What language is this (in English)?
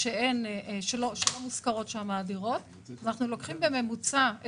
Hebrew